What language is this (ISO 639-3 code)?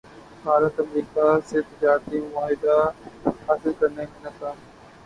urd